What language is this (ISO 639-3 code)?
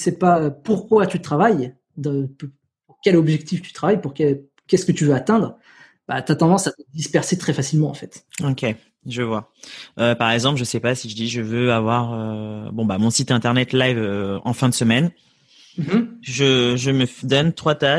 fra